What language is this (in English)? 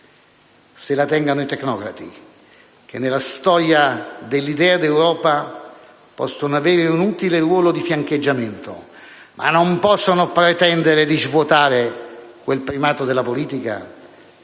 Italian